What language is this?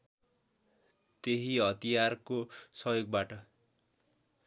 Nepali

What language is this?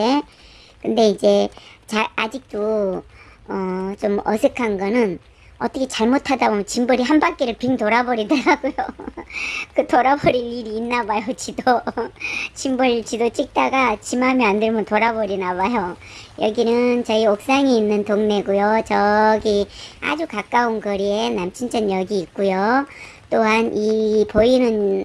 Korean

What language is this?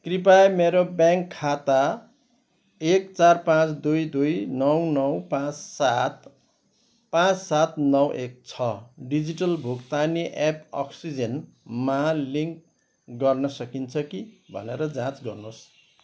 Nepali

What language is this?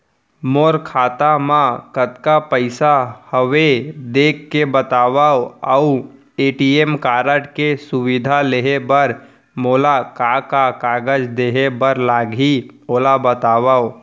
Chhattisgarhi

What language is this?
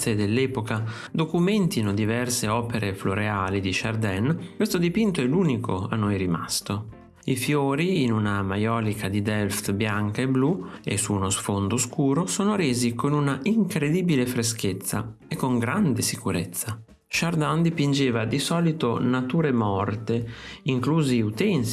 Italian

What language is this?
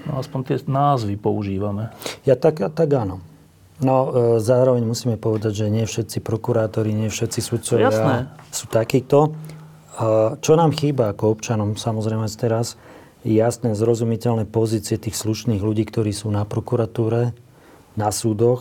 Slovak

